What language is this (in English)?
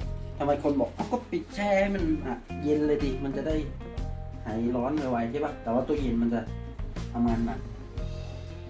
Thai